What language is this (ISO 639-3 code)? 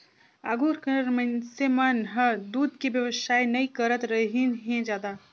hne